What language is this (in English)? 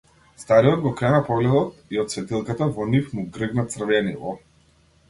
Macedonian